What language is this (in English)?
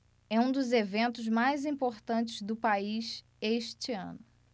Portuguese